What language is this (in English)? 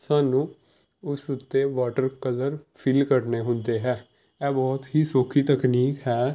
Punjabi